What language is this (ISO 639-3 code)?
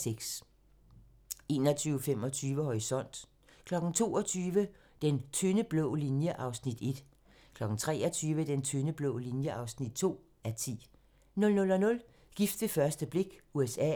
dan